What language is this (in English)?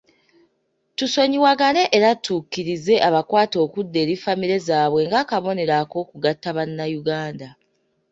Ganda